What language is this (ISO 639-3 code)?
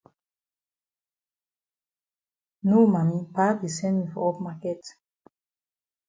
wes